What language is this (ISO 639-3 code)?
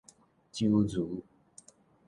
nan